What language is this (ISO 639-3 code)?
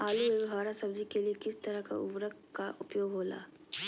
mag